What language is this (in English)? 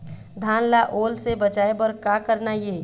Chhattisgarhi